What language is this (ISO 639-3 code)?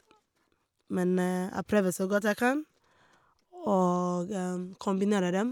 nor